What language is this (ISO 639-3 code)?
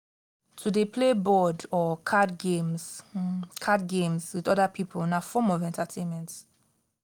pcm